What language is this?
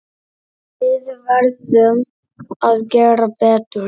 Icelandic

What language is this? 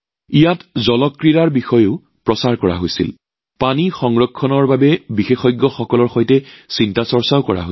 Assamese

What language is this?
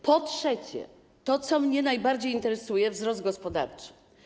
Polish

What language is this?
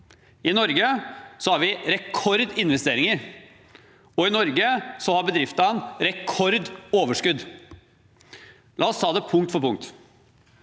Norwegian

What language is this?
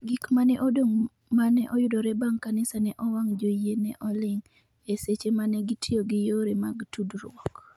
Luo (Kenya and Tanzania)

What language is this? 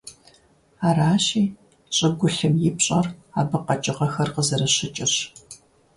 Kabardian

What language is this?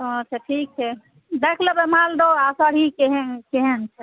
Maithili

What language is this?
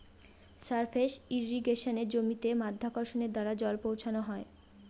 Bangla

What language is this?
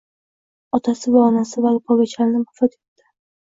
Uzbek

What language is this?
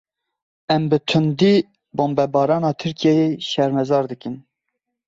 Kurdish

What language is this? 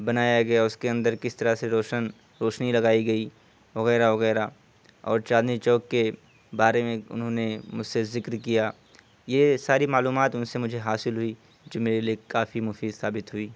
Urdu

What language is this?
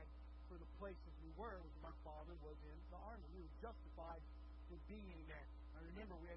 English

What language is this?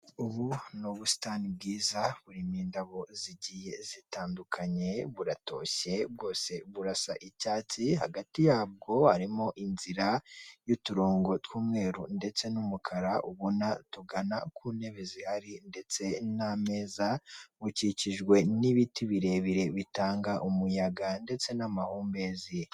Kinyarwanda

